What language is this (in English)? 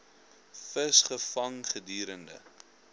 Afrikaans